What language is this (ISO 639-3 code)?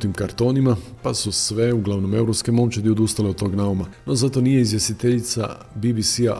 hrv